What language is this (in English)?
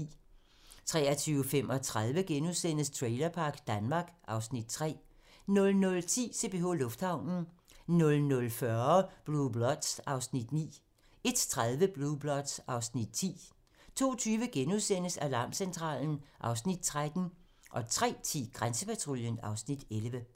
Danish